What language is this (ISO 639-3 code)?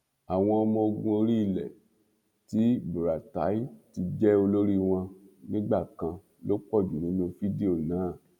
yor